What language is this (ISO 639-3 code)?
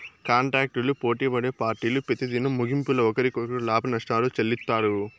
tel